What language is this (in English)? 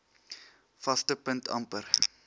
Afrikaans